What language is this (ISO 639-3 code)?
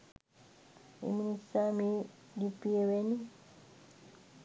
sin